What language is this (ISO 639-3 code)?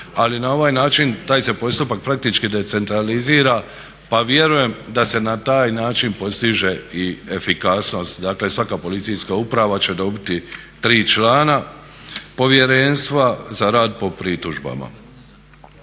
hrv